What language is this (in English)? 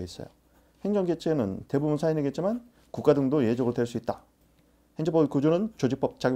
Korean